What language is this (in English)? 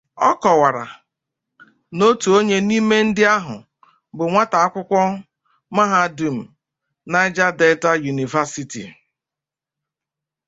Igbo